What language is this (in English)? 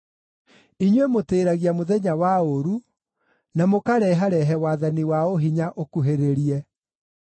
Kikuyu